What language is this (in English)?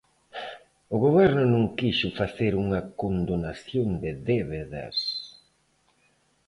Galician